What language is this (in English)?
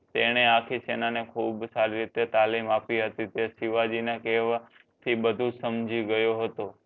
Gujarati